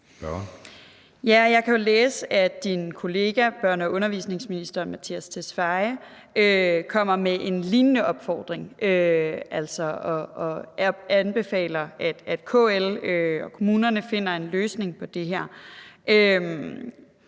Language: Danish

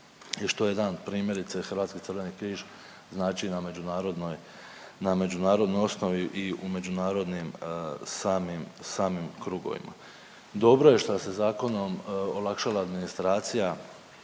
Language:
Croatian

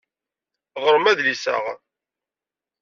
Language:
Kabyle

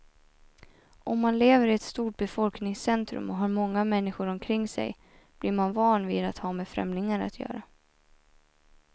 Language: Swedish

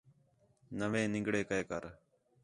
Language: Khetrani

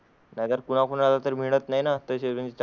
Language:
Marathi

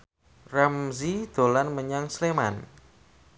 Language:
Javanese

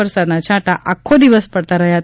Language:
Gujarati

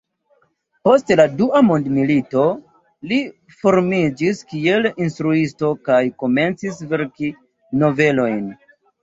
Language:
Esperanto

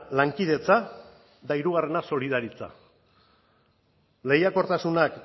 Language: Basque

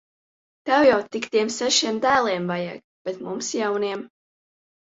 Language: Latvian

